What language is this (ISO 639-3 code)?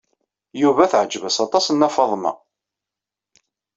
kab